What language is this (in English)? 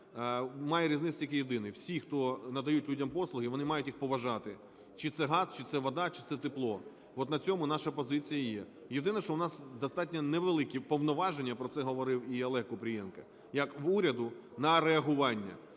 Ukrainian